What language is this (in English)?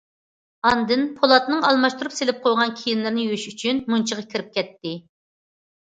Uyghur